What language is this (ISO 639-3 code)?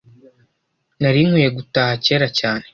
kin